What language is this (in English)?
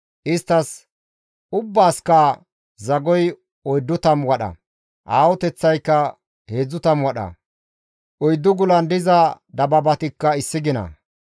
Gamo